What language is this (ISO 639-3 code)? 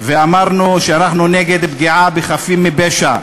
heb